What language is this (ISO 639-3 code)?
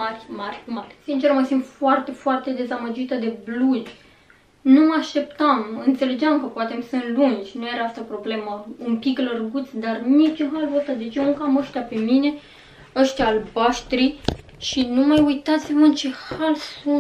ron